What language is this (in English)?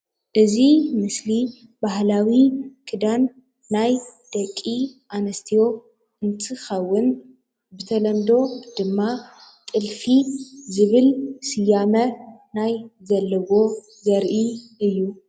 Tigrinya